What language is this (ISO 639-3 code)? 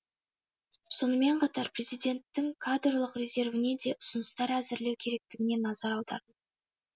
kaz